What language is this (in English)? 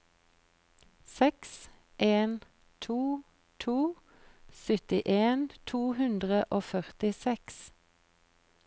Norwegian